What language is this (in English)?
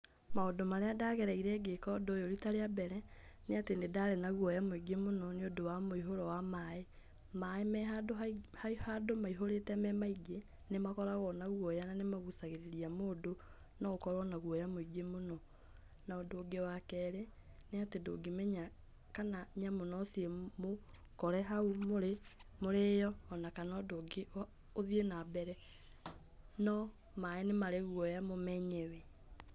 Kikuyu